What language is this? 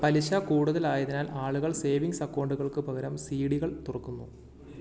Malayalam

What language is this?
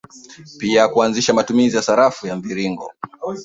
Swahili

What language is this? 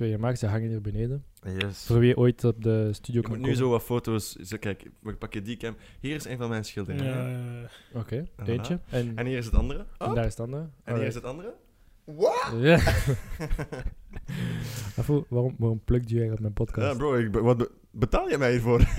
Dutch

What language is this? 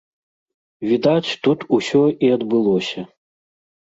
Belarusian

